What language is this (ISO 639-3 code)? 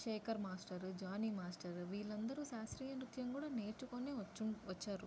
tel